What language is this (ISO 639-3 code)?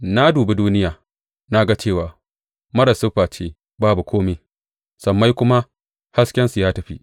hau